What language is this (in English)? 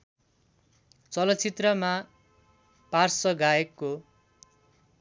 Nepali